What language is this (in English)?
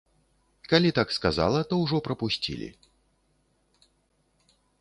Belarusian